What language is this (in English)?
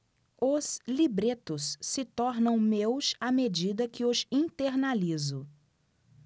Portuguese